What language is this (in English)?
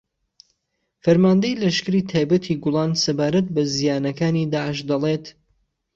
Central Kurdish